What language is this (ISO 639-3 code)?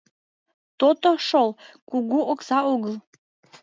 chm